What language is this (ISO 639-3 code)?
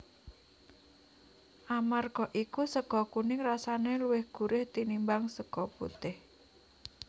jav